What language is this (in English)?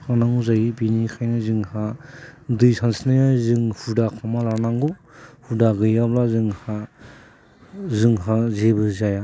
Bodo